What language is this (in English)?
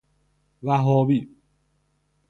Persian